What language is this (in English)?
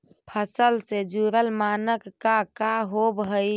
Magahi